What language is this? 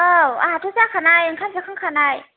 Bodo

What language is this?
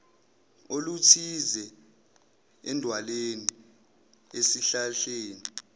Zulu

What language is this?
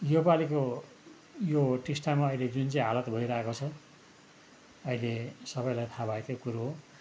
Nepali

